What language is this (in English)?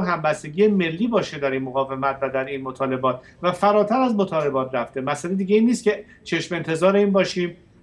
Persian